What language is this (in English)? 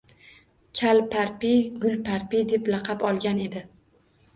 Uzbek